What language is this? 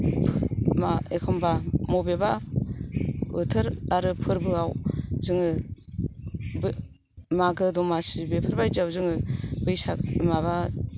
Bodo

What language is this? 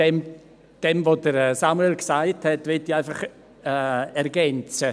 Swiss German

